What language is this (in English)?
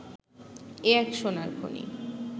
Bangla